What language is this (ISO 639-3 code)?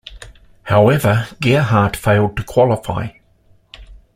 eng